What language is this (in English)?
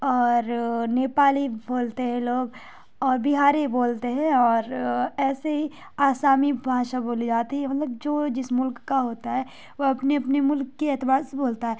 Urdu